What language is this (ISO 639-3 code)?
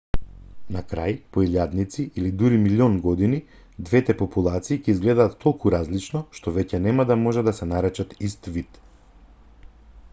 mkd